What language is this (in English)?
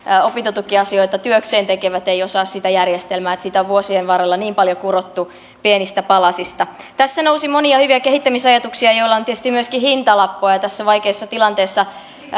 Finnish